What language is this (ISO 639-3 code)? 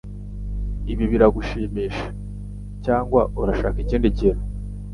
kin